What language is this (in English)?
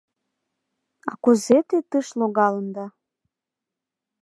Mari